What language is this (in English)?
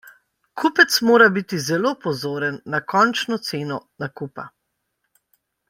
Slovenian